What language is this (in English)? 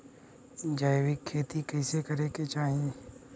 Bhojpuri